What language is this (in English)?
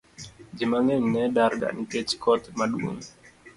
Luo (Kenya and Tanzania)